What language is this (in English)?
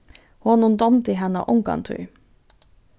Faroese